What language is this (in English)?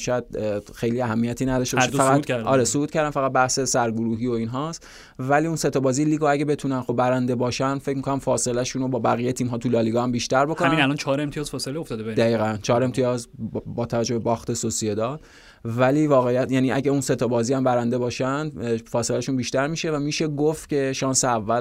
Persian